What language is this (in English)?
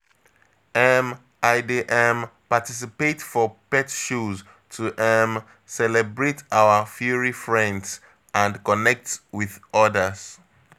Nigerian Pidgin